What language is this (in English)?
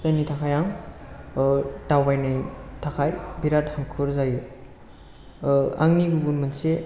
Bodo